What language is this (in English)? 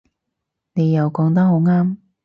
Cantonese